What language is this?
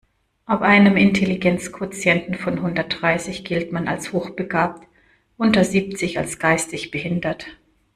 German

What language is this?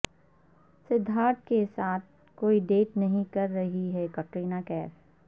Urdu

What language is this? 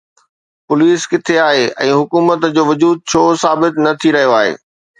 Sindhi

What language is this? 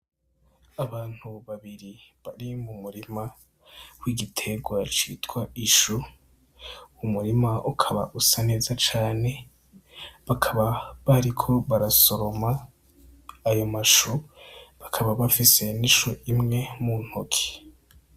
Rundi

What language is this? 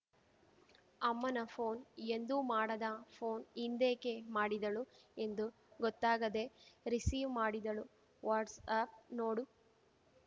Kannada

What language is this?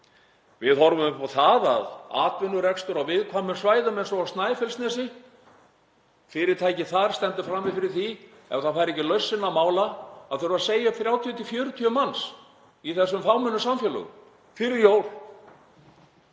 Icelandic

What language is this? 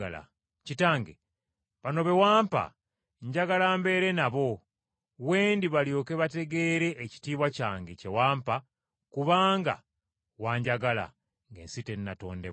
Ganda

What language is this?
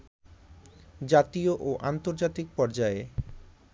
Bangla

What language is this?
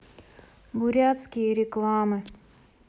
Russian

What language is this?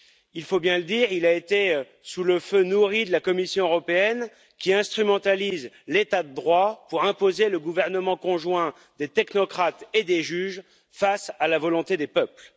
French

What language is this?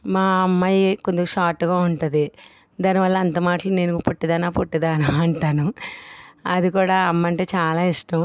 Telugu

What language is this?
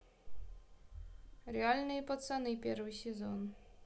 Russian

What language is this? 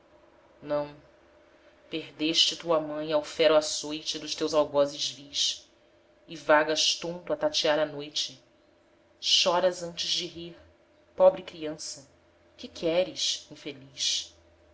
Portuguese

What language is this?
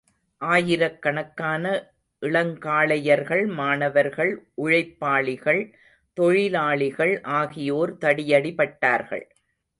Tamil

